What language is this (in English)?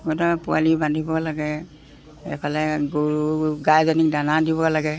Assamese